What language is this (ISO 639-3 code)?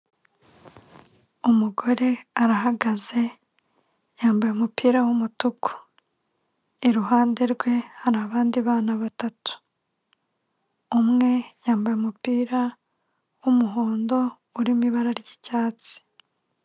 kin